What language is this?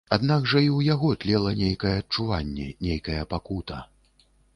Belarusian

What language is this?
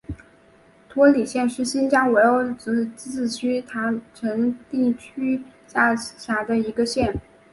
Chinese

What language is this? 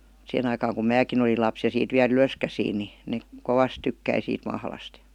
Finnish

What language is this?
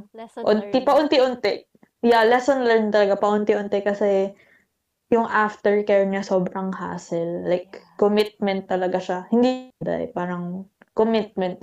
Filipino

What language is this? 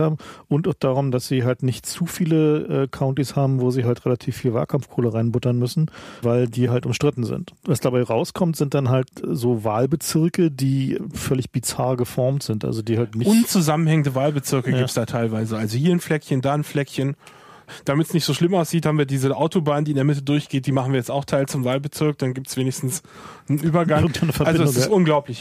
German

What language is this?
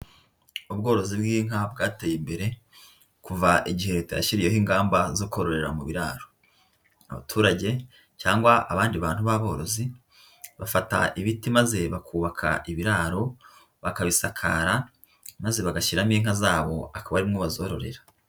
Kinyarwanda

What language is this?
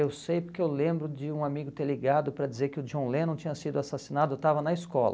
Portuguese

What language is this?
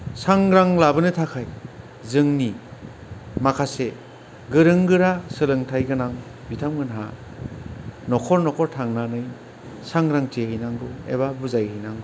Bodo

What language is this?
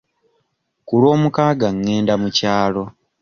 Ganda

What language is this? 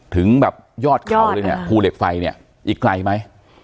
Thai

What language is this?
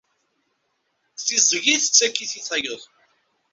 Kabyle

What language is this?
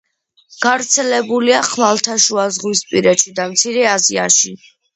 Georgian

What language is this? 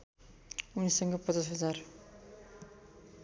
Nepali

